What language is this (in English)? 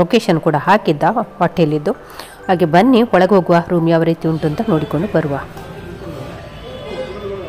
Kannada